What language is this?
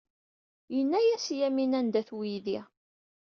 Kabyle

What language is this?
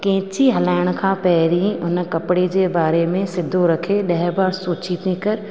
Sindhi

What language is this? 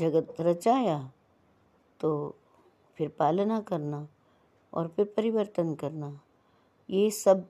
Hindi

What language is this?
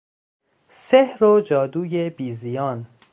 Persian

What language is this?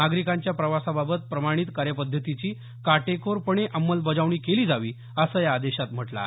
Marathi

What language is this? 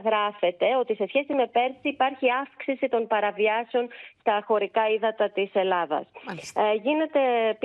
Greek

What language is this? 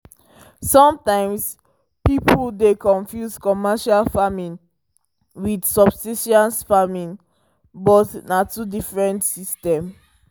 Nigerian Pidgin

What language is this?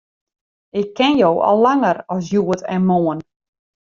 Western Frisian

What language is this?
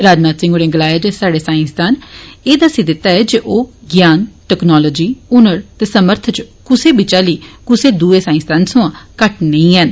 Dogri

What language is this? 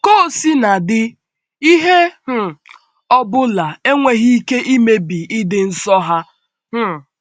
Igbo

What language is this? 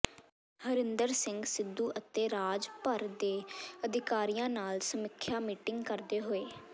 Punjabi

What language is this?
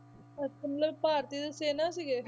Punjabi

